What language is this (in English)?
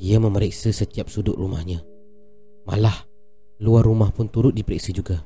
Malay